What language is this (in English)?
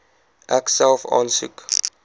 Afrikaans